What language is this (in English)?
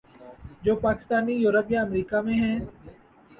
Urdu